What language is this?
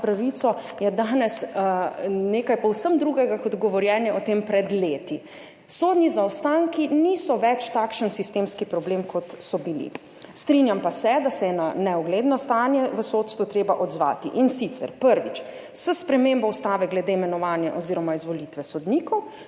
Slovenian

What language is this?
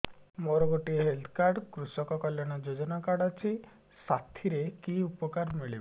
Odia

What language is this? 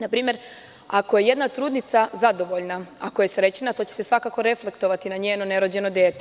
Serbian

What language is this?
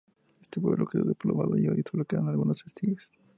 Spanish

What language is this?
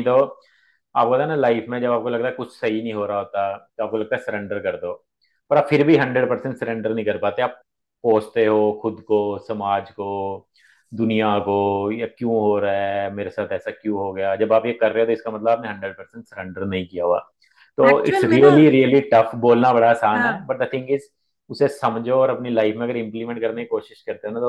Hindi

